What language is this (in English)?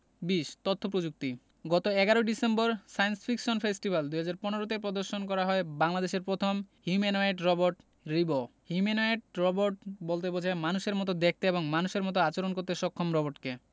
Bangla